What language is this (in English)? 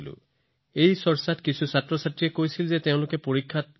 Assamese